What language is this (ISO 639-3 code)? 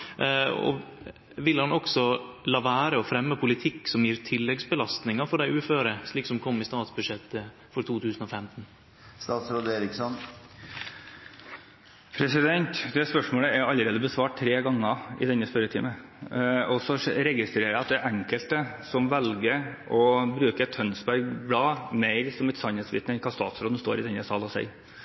nor